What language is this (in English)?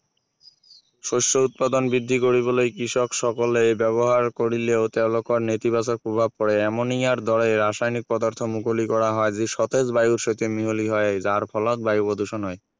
Assamese